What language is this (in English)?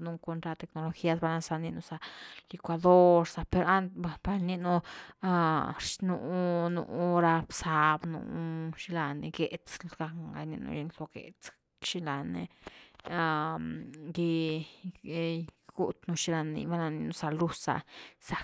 Güilá Zapotec